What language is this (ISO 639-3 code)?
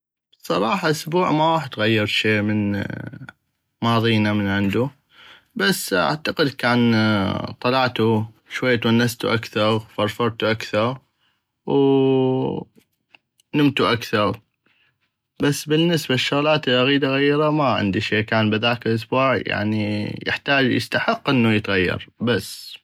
ayp